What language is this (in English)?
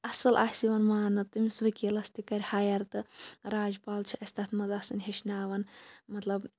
Kashmiri